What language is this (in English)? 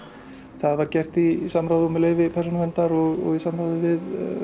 Icelandic